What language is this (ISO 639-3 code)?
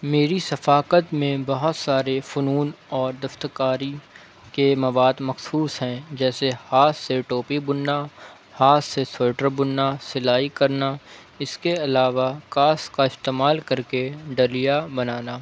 urd